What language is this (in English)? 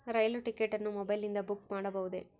Kannada